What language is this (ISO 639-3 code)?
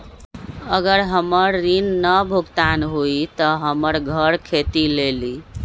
mag